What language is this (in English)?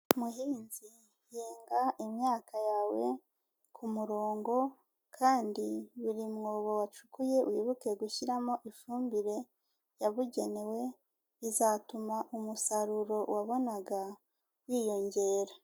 Kinyarwanda